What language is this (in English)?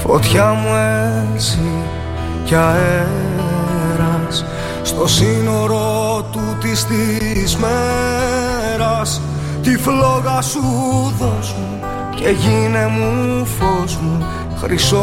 Greek